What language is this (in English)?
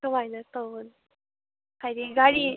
Manipuri